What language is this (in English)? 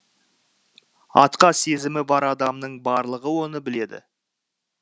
Kazakh